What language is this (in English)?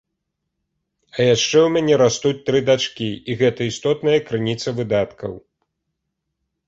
Belarusian